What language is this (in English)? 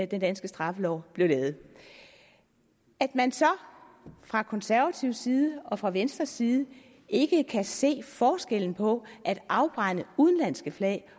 Danish